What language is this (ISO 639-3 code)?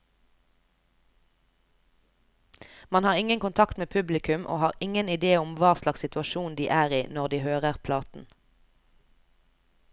nor